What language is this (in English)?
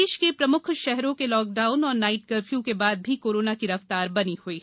Hindi